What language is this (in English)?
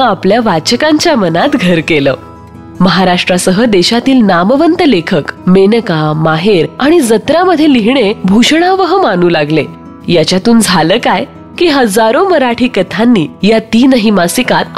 Marathi